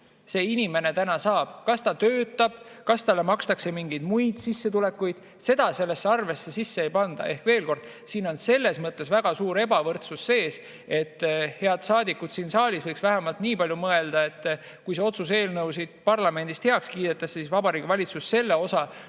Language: Estonian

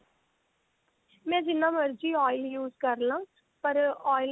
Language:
Punjabi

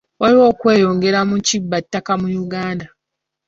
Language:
Ganda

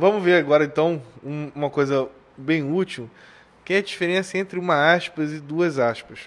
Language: Portuguese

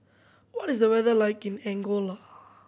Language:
English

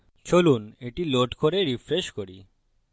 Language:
Bangla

